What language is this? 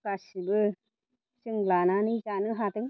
Bodo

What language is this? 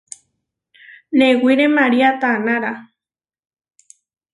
Huarijio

